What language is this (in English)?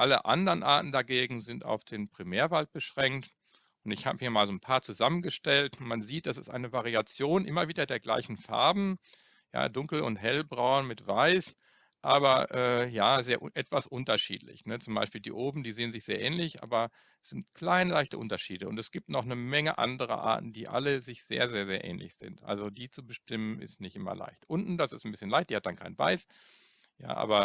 German